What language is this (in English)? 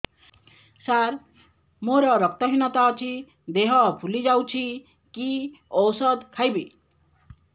Odia